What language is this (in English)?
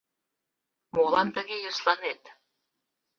Mari